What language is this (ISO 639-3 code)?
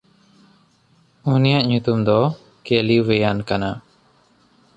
sat